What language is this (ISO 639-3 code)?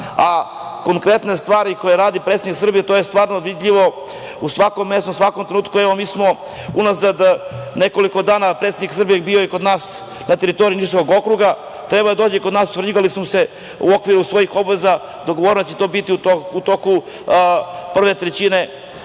srp